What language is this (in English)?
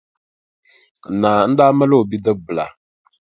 Dagbani